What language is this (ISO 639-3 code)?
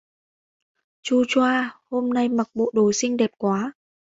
vie